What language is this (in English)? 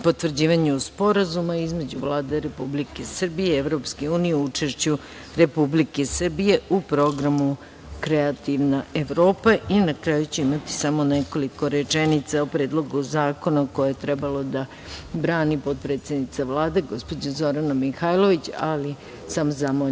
Serbian